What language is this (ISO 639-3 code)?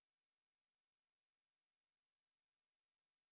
eng